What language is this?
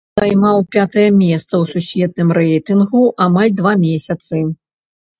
Belarusian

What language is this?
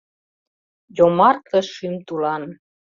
Mari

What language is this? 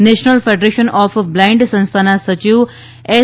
Gujarati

